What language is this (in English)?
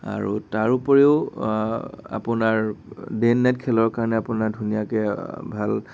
Assamese